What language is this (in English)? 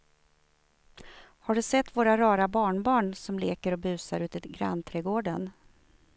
Swedish